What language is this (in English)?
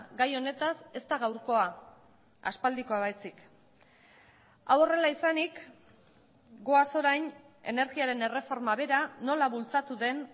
Basque